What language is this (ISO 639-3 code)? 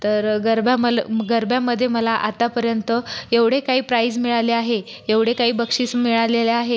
mar